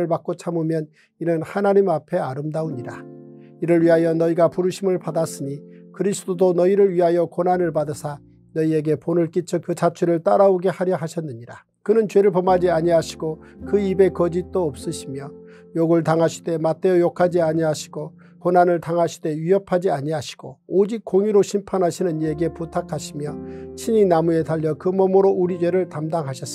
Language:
Korean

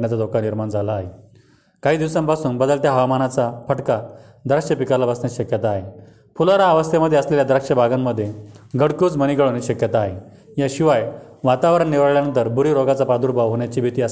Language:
Marathi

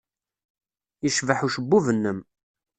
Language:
Kabyle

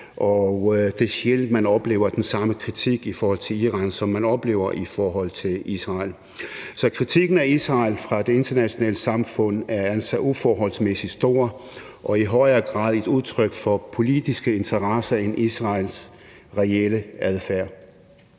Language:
Danish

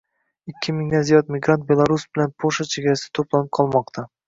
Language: Uzbek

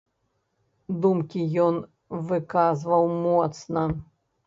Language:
Belarusian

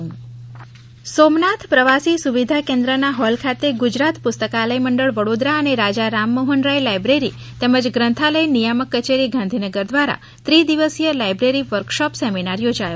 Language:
Gujarati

